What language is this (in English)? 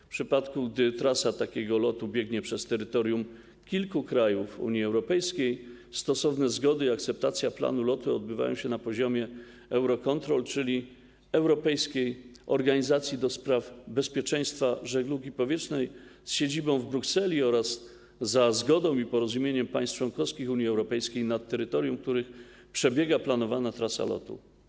Polish